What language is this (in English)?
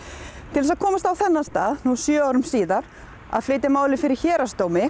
Icelandic